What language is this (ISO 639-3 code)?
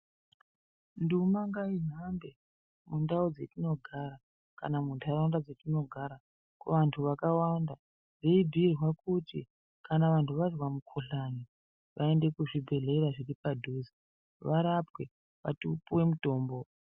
ndc